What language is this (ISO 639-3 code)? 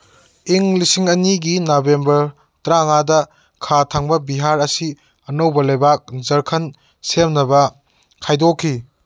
mni